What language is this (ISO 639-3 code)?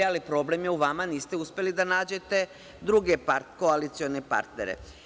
srp